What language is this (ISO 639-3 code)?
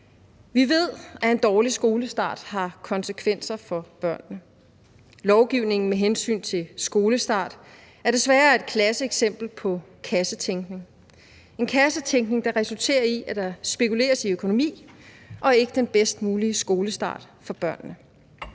dan